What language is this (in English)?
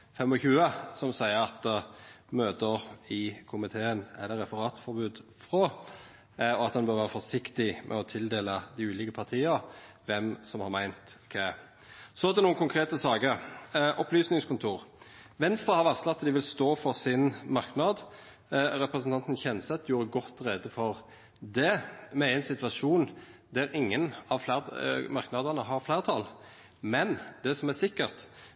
Norwegian Nynorsk